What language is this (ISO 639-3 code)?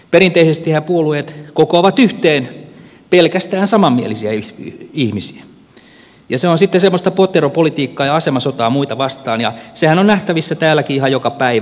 fin